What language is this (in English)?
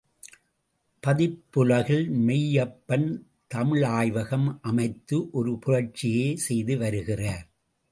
Tamil